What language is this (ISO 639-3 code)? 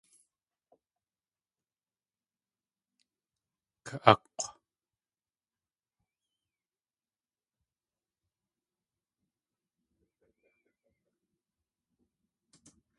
tli